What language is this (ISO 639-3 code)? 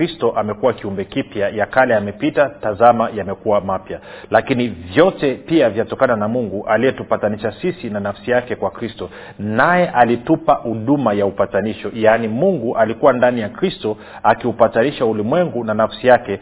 swa